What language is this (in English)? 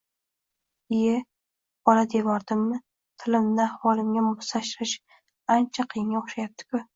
Uzbek